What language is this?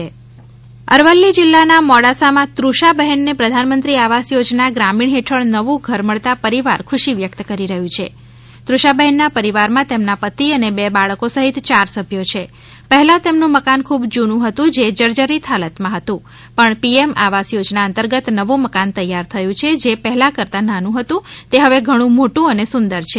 Gujarati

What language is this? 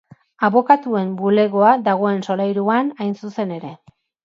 Basque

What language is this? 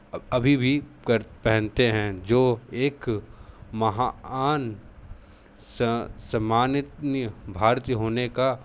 Hindi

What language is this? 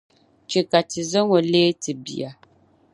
Dagbani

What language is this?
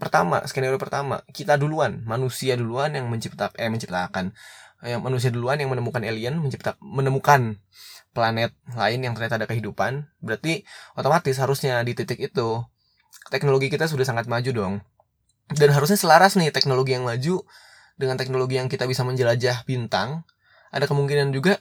Indonesian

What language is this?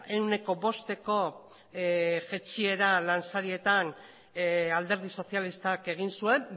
Basque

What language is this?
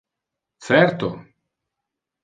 Interlingua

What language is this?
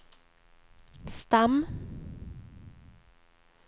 Swedish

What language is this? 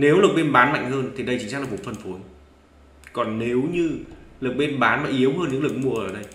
Vietnamese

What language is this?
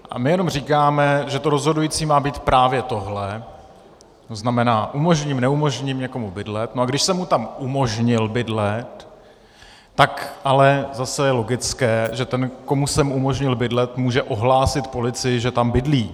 Czech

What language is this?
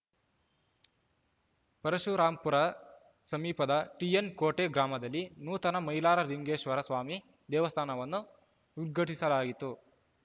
Kannada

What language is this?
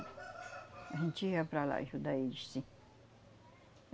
Portuguese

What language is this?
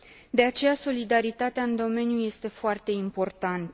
Romanian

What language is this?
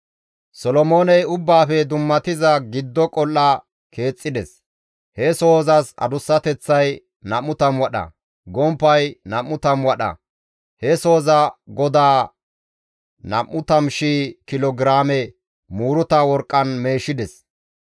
Gamo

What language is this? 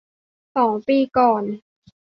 Thai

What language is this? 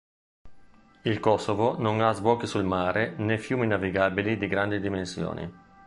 Italian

